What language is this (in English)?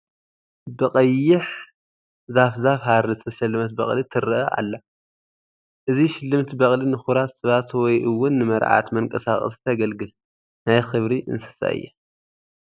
Tigrinya